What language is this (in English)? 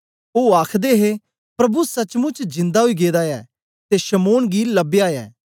Dogri